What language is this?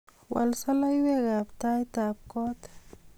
Kalenjin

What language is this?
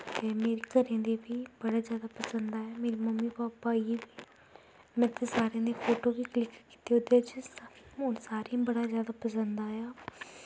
Dogri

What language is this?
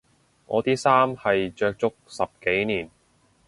Cantonese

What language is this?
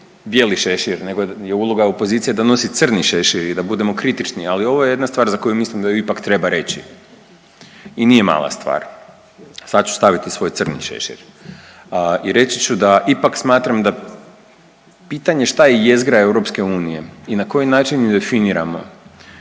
Croatian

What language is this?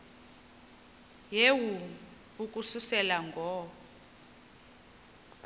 Xhosa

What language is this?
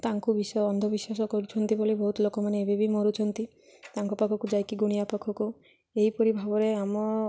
Odia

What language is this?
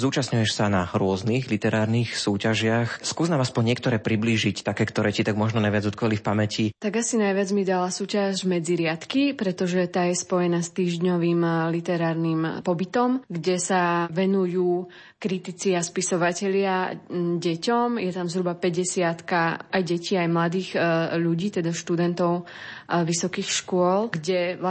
Slovak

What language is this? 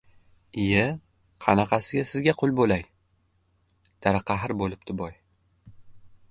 Uzbek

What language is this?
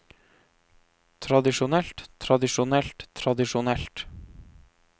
Norwegian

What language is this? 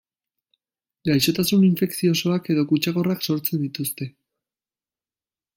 Basque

